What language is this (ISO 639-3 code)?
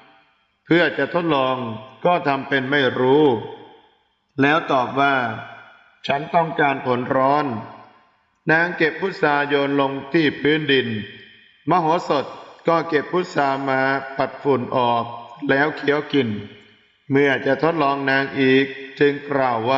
tha